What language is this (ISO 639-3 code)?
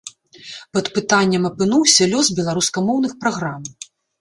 bel